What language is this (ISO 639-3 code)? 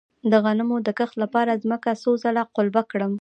pus